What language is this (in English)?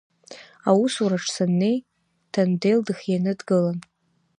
Abkhazian